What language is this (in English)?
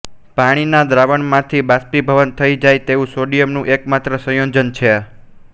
Gujarati